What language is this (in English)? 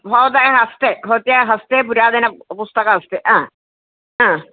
Sanskrit